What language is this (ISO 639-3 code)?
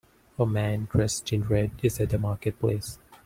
eng